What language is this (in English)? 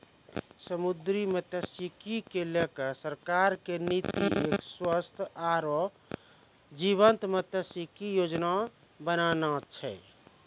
Maithili